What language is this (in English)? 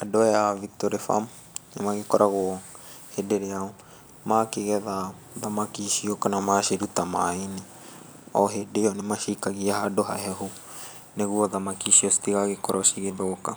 Kikuyu